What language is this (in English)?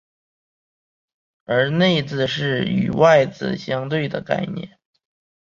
Chinese